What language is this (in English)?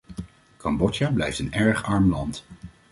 Dutch